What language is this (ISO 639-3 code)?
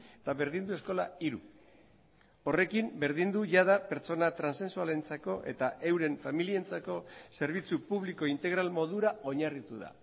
eus